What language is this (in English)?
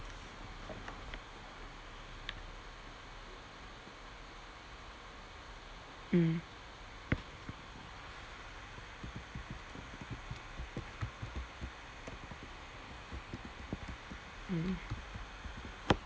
English